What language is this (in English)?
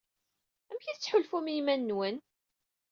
Kabyle